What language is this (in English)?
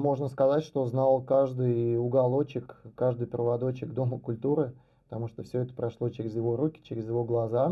Russian